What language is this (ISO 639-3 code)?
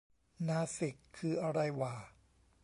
tha